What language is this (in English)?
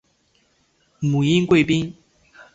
Chinese